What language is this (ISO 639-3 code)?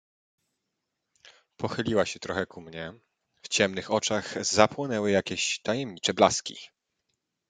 pol